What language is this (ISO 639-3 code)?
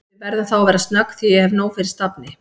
isl